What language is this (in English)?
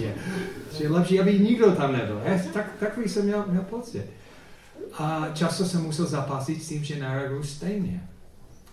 Czech